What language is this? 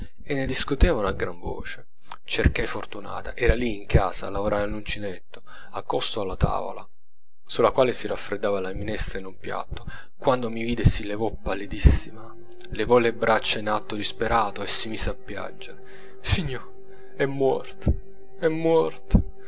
Italian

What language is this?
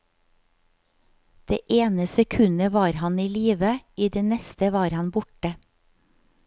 Norwegian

